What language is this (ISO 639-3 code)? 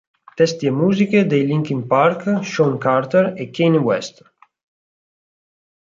ita